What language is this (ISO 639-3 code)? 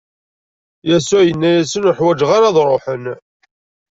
kab